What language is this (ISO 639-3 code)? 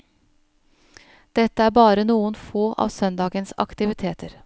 nor